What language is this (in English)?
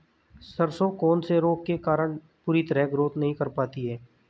Hindi